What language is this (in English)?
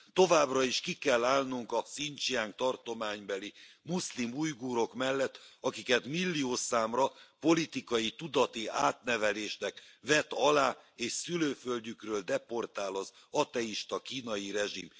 Hungarian